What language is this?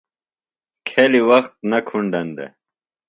Phalura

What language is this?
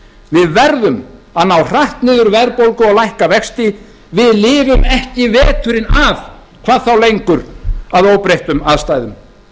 Icelandic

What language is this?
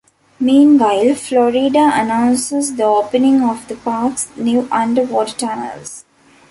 English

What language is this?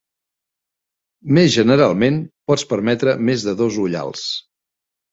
Catalan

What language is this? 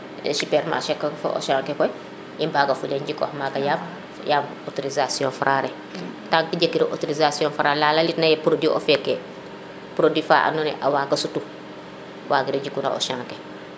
Serer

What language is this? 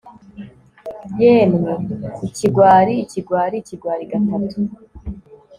Kinyarwanda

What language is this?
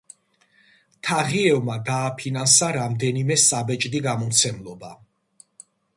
Georgian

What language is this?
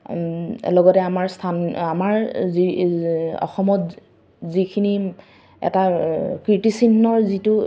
Assamese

